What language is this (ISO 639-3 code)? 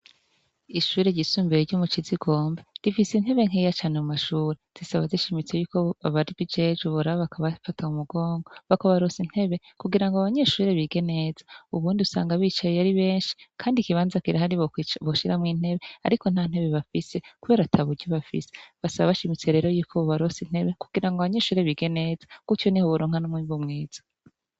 run